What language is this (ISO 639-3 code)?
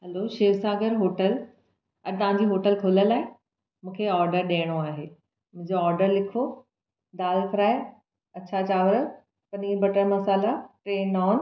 snd